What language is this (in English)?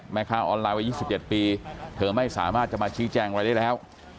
Thai